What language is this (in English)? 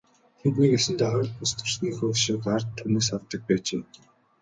Mongolian